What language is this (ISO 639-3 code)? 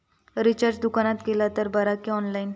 mar